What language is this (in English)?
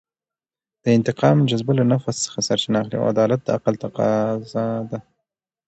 Pashto